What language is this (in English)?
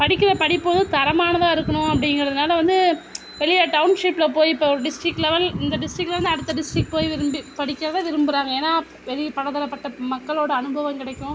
Tamil